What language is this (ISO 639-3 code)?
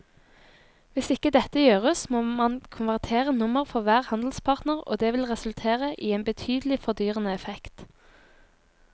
nor